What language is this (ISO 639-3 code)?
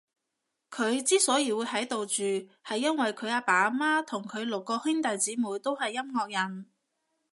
yue